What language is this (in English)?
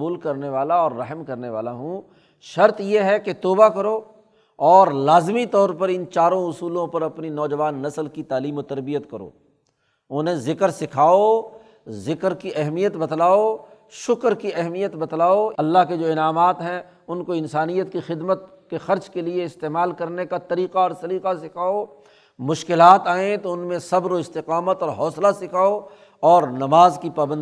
Urdu